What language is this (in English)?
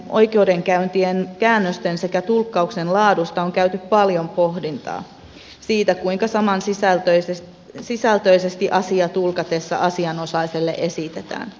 Finnish